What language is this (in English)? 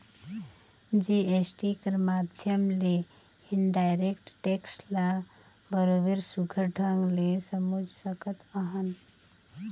Chhattisgarhi